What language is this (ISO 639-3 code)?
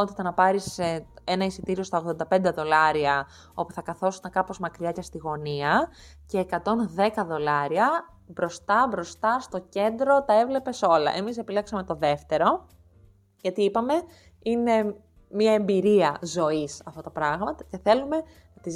ell